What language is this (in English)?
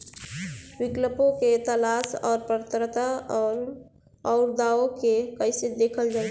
Bhojpuri